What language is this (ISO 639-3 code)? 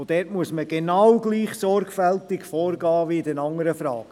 gsw